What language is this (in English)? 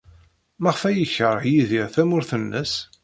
Kabyle